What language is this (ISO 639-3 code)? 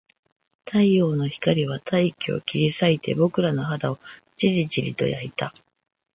jpn